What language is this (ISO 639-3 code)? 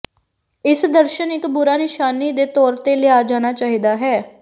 pan